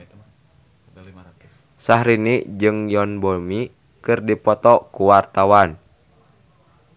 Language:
Sundanese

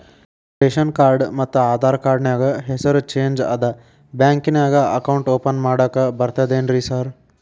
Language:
Kannada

